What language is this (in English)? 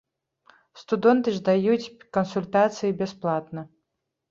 Belarusian